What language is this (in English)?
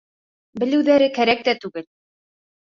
Bashkir